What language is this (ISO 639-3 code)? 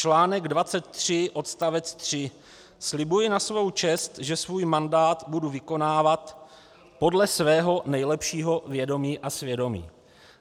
ces